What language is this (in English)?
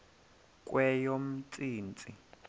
Xhosa